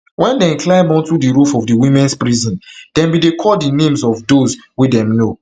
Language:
Nigerian Pidgin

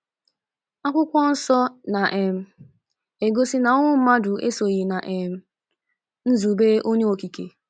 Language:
Igbo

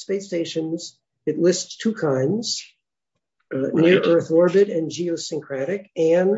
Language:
English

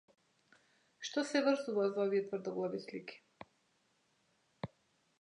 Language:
Macedonian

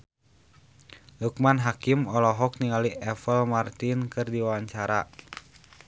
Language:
Sundanese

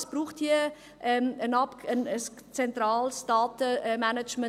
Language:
Swiss German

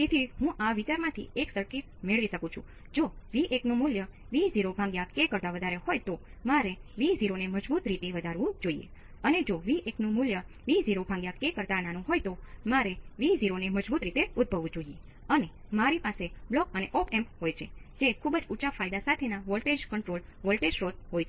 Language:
Gujarati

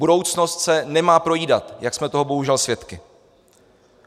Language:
Czech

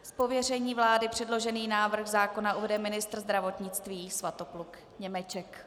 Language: Czech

